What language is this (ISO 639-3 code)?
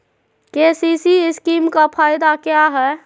mag